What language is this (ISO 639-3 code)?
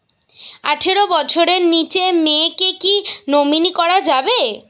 ben